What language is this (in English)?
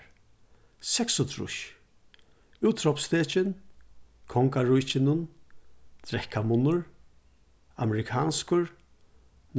Faroese